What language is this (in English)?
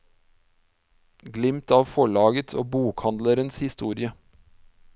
Norwegian